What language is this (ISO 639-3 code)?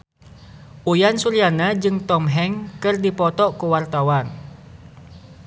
sun